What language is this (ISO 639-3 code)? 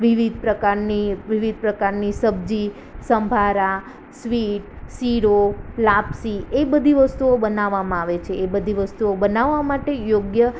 guj